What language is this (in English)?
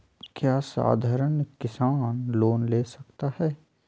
Magahi